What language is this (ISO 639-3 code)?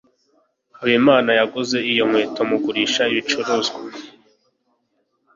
kin